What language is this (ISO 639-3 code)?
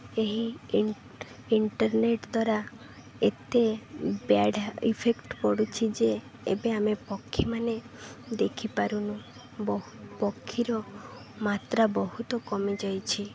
ori